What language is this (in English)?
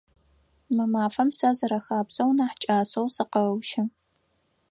Adyghe